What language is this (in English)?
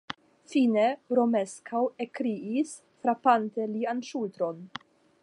Esperanto